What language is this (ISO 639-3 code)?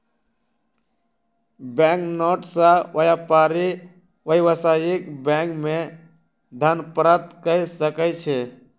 mai